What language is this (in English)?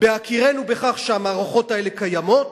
Hebrew